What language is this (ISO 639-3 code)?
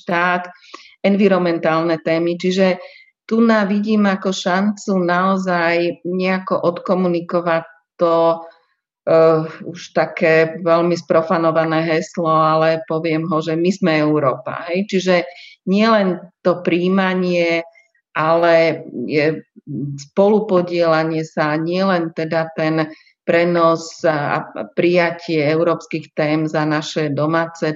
slk